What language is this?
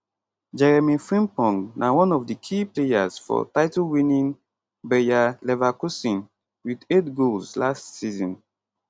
Nigerian Pidgin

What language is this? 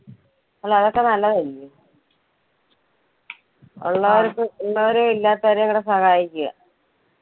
Malayalam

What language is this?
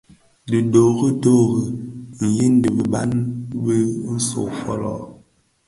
Bafia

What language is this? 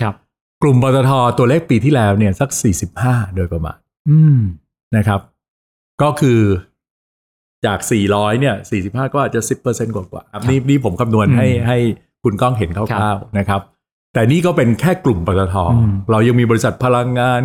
Thai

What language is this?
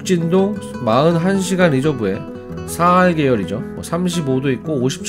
Korean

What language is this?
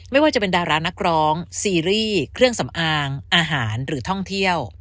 Thai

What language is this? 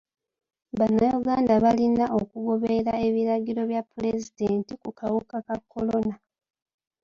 Ganda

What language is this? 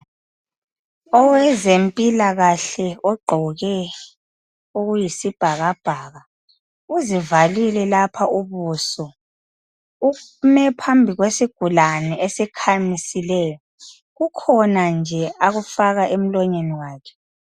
North Ndebele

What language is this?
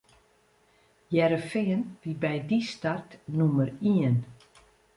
Western Frisian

